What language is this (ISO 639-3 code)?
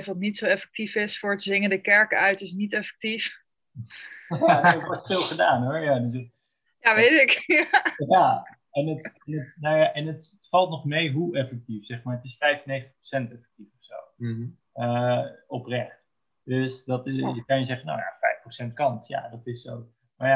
nld